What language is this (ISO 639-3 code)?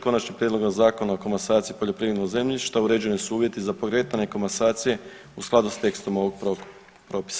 hrv